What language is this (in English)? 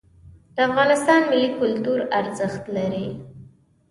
Pashto